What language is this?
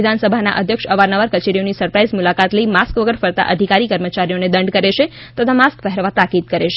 Gujarati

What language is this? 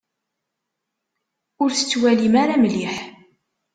Kabyle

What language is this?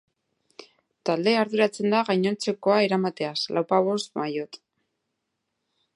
Basque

